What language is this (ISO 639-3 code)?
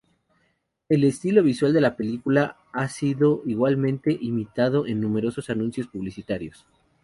spa